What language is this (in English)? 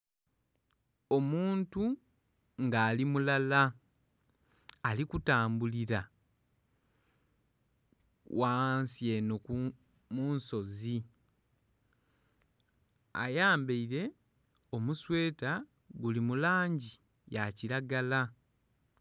Soga